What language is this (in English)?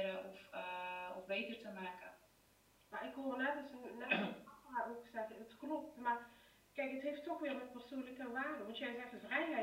Dutch